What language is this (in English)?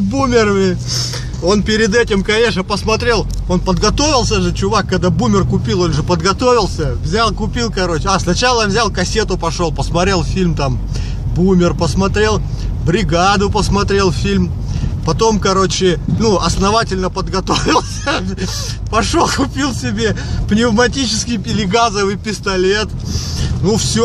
Russian